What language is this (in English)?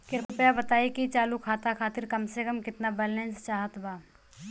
Bhojpuri